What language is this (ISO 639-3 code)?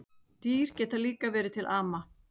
isl